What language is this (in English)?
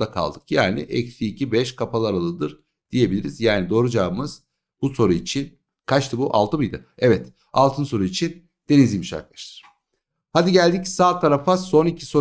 Turkish